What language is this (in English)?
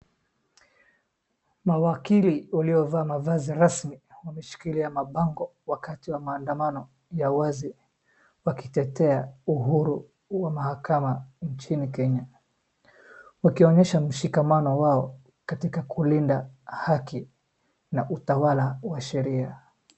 Swahili